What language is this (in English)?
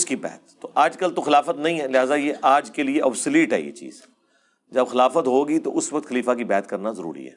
Urdu